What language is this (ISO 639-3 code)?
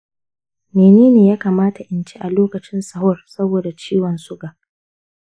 hau